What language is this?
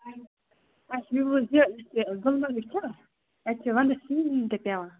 Kashmiri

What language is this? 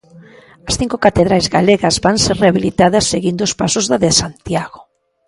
Galician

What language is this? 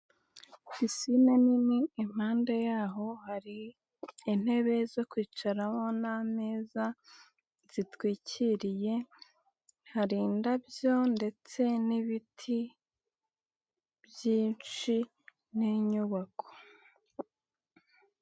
Kinyarwanda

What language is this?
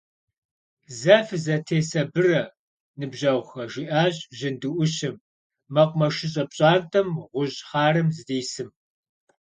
Kabardian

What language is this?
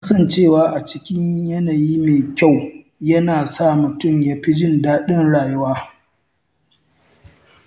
Hausa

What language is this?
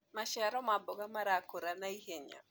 Kikuyu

